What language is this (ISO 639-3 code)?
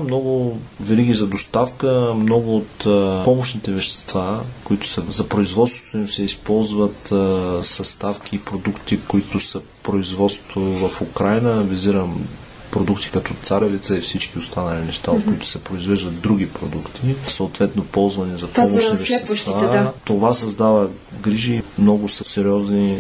bul